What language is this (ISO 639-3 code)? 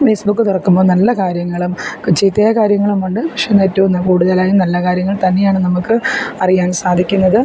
mal